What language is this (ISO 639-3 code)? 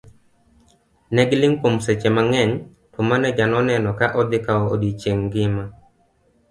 luo